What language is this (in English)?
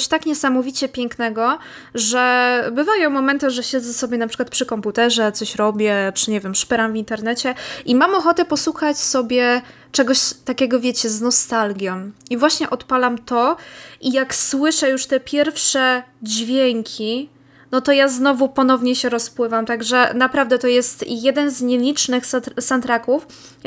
Polish